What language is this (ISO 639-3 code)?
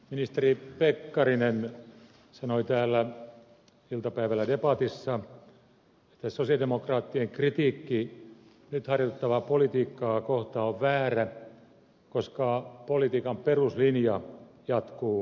fin